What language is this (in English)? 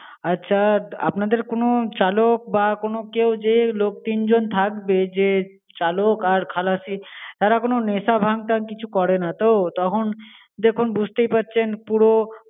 Bangla